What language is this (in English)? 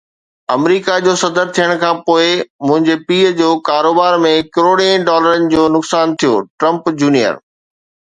Sindhi